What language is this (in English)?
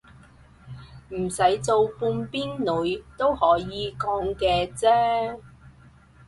Cantonese